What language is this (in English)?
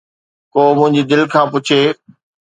Sindhi